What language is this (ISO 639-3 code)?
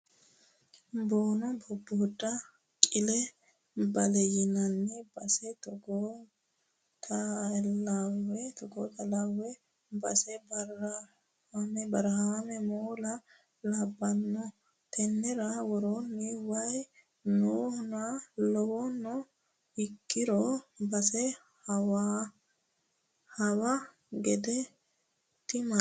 sid